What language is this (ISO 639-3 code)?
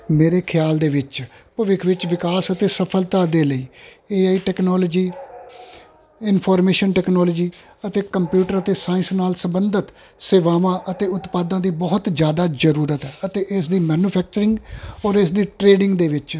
pan